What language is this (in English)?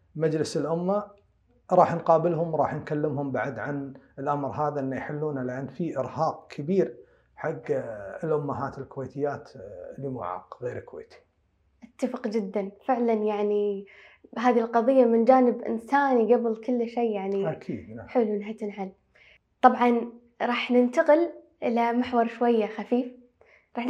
Arabic